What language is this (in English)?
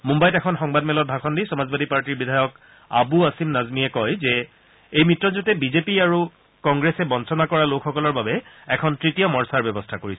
Assamese